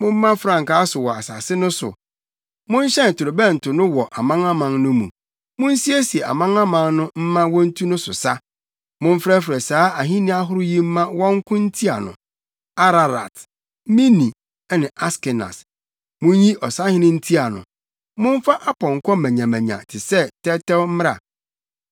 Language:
Akan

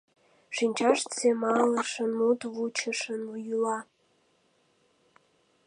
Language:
Mari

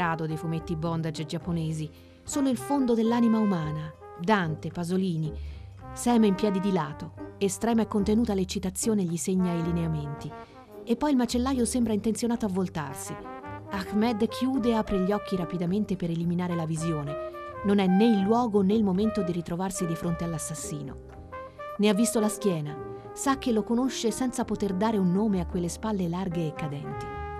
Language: Italian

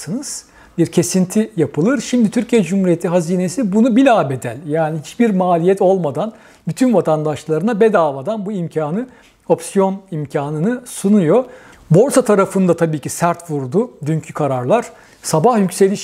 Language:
Turkish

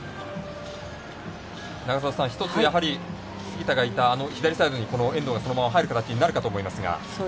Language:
Japanese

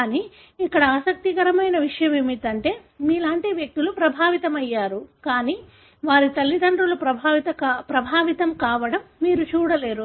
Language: Telugu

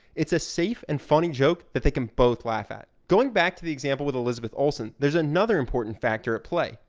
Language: English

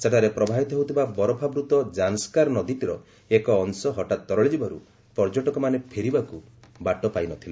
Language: Odia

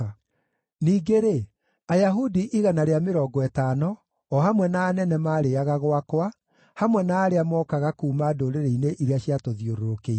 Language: Kikuyu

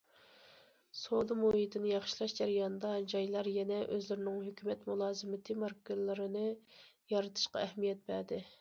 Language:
Uyghur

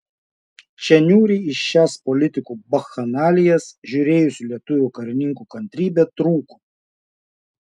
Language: Lithuanian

